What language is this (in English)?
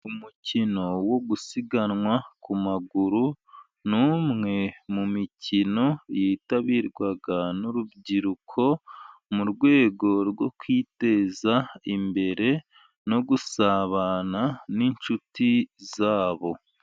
Kinyarwanda